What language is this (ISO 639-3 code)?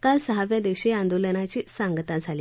mar